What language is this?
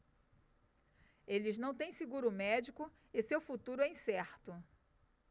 Portuguese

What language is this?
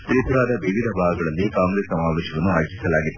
Kannada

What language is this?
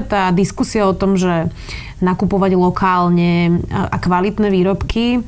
Slovak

